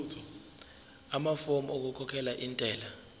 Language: Zulu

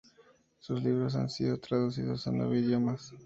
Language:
Spanish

